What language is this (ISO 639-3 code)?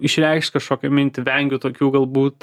lit